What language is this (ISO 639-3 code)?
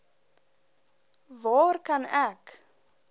afr